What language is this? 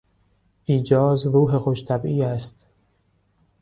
Persian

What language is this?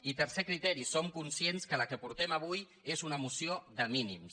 Catalan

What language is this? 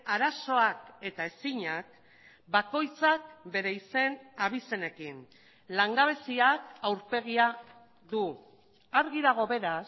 Basque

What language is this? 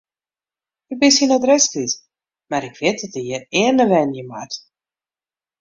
Western Frisian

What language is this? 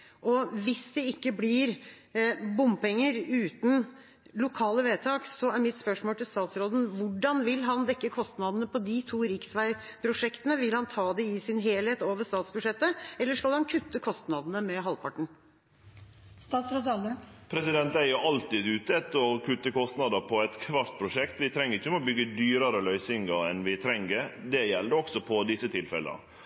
Norwegian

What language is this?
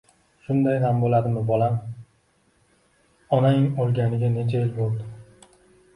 Uzbek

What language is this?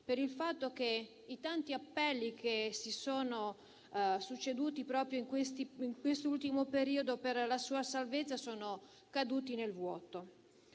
Italian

